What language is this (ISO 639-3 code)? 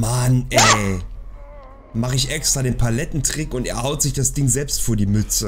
deu